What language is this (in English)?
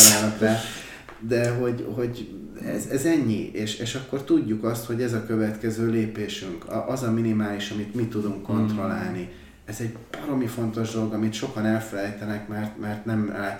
Hungarian